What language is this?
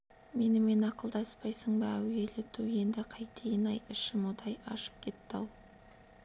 Kazakh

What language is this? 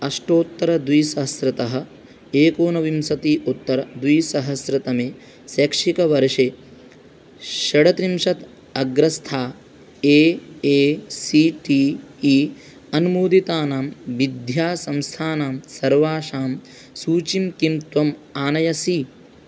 Sanskrit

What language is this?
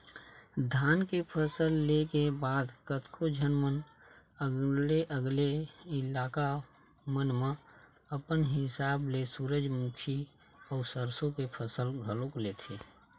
Chhattisgarhi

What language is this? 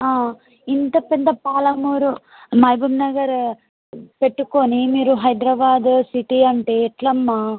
Telugu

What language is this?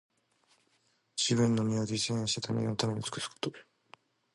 Japanese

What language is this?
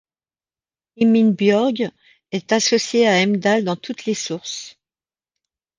French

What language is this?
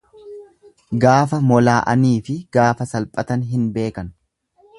Oromo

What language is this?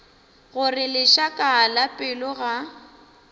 Northern Sotho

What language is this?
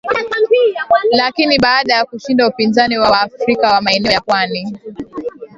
Swahili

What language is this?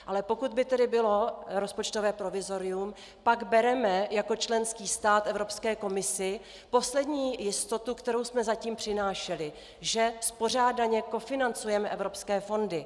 Czech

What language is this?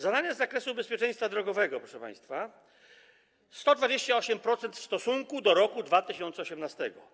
Polish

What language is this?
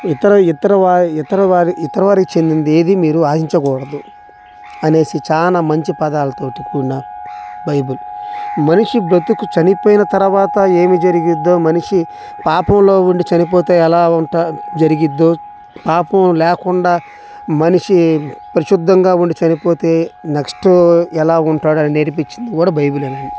Telugu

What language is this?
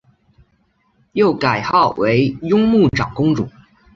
Chinese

